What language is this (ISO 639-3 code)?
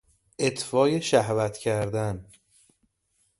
fas